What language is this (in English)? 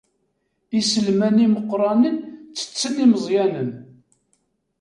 Kabyle